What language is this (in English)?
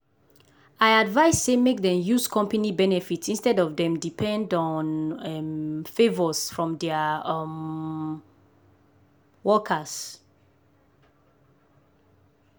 Nigerian Pidgin